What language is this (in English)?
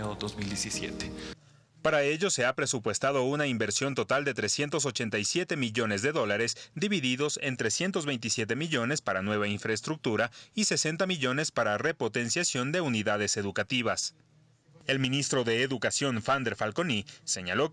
Spanish